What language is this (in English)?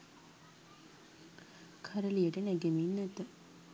Sinhala